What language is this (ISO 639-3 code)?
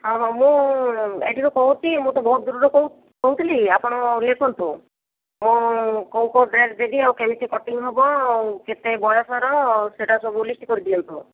ori